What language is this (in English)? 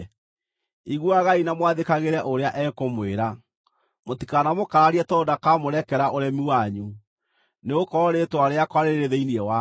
Kikuyu